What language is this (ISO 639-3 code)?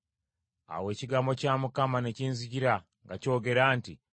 lug